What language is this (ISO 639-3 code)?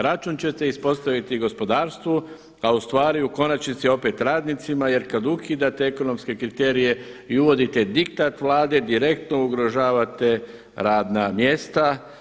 hrv